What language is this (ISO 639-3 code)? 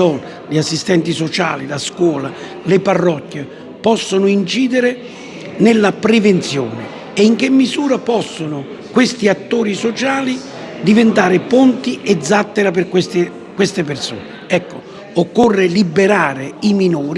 ita